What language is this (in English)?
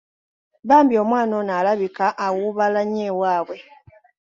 Ganda